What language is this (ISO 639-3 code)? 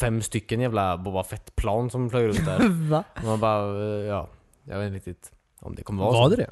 swe